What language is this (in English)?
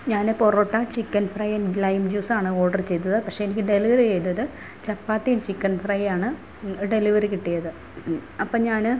Malayalam